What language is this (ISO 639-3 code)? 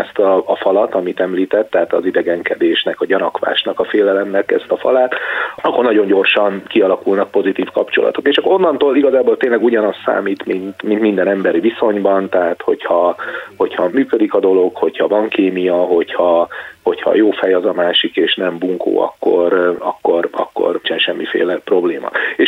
hun